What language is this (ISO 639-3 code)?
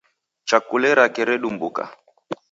dav